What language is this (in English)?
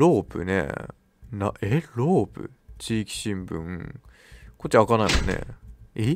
Japanese